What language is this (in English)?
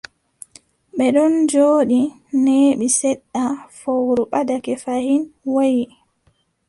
Adamawa Fulfulde